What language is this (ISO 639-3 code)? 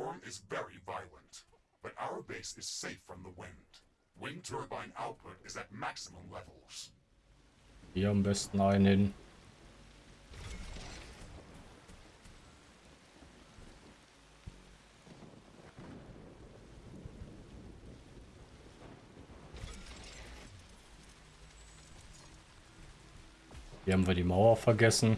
deu